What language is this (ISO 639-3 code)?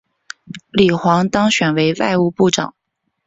zho